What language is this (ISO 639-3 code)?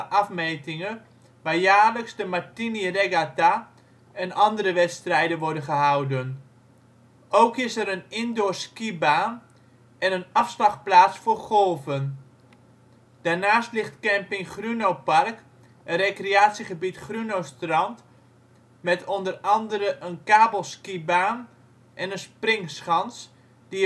nld